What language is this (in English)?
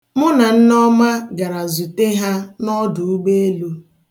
Igbo